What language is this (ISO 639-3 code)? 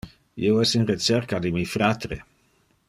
ina